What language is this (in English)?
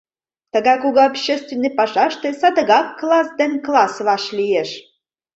Mari